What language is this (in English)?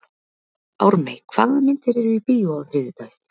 Icelandic